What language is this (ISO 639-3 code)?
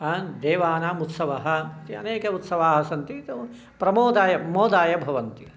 san